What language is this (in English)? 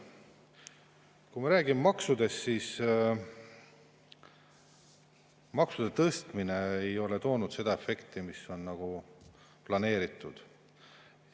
Estonian